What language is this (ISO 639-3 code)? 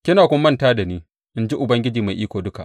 hau